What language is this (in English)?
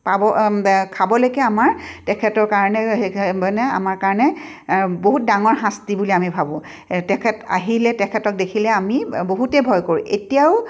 Assamese